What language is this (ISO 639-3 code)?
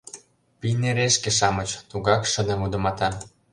chm